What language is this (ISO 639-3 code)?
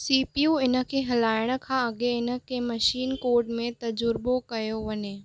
snd